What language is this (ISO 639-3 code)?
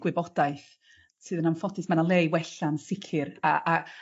cym